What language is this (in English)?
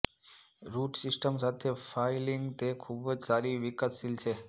Gujarati